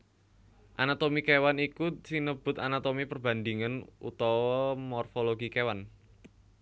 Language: Javanese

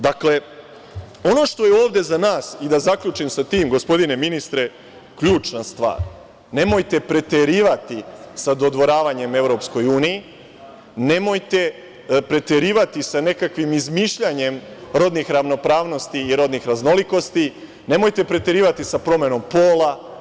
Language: Serbian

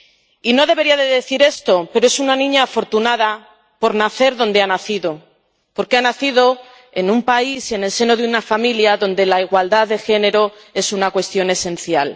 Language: Spanish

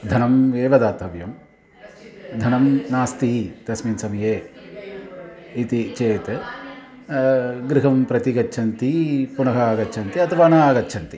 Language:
Sanskrit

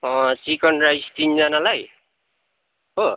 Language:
Nepali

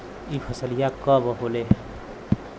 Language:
Bhojpuri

